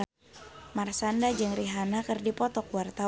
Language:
Sundanese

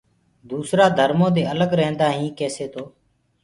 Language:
Gurgula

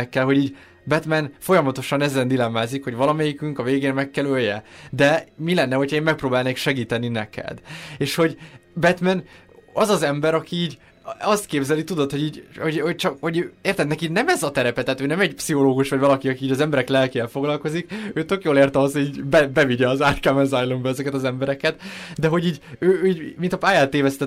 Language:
Hungarian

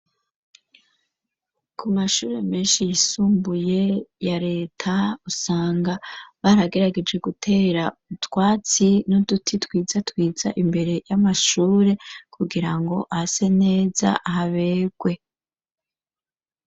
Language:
Rundi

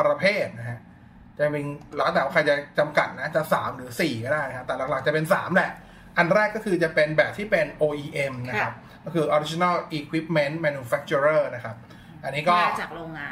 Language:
Thai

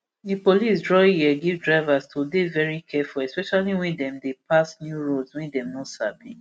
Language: Nigerian Pidgin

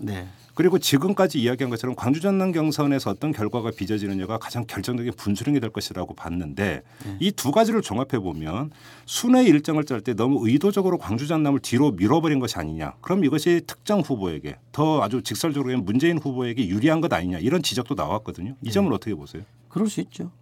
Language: Korean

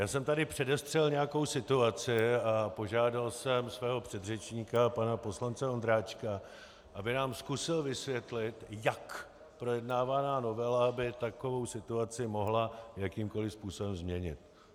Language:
Czech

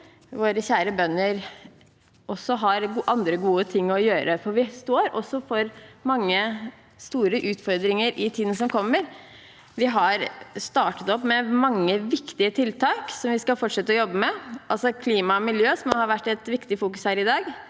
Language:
Norwegian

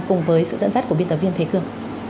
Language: Vietnamese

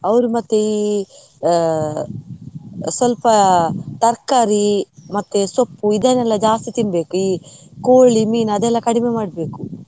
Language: Kannada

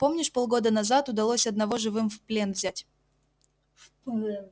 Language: Russian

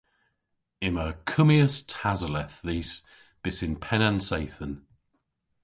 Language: Cornish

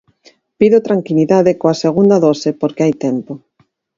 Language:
Galician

